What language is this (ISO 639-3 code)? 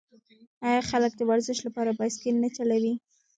pus